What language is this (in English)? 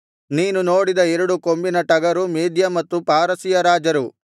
Kannada